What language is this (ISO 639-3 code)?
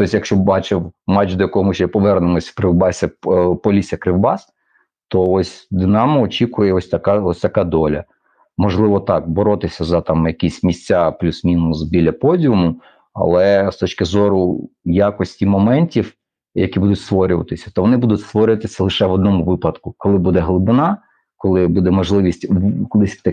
ukr